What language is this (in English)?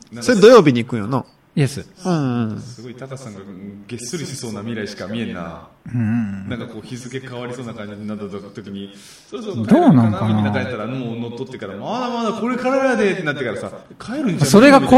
Japanese